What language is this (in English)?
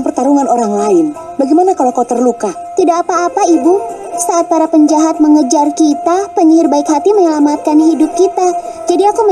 Indonesian